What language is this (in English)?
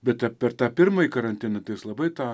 Lithuanian